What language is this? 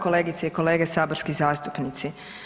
Croatian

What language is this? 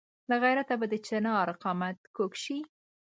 Pashto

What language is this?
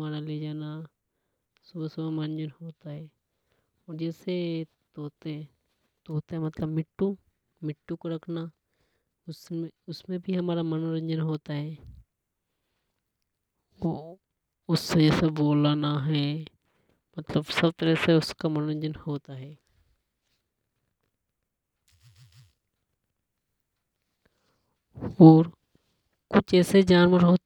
Hadothi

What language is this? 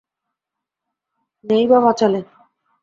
Bangla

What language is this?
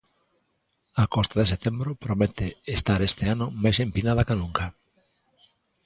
Galician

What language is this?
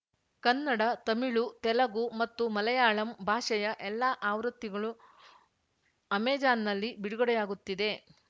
Kannada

